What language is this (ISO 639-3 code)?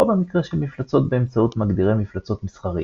heb